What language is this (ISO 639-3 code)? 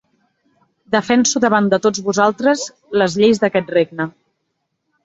cat